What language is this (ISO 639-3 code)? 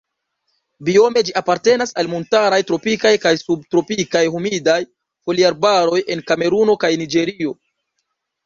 epo